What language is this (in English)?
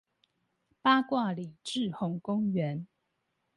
Chinese